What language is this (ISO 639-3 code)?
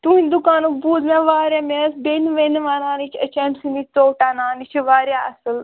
kas